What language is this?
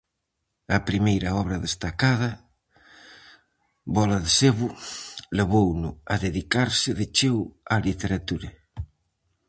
Galician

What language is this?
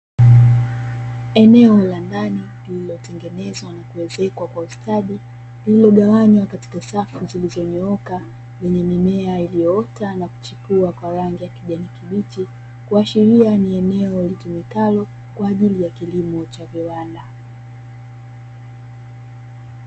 Swahili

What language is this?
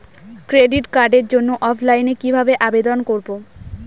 Bangla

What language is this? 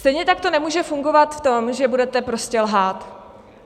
Czech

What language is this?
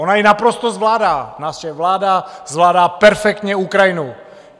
Czech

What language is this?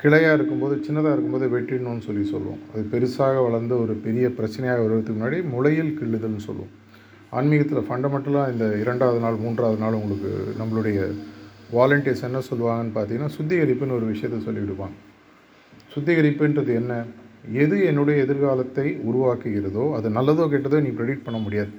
Tamil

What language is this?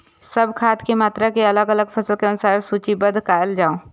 Maithili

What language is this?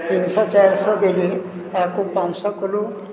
Odia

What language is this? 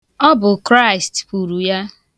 Igbo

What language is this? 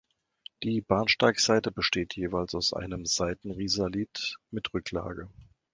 German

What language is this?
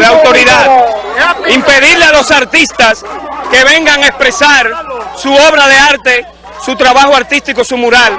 Spanish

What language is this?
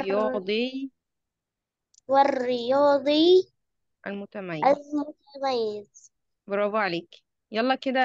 Arabic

